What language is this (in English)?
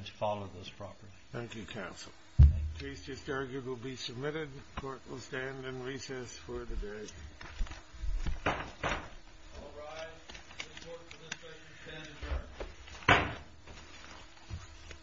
English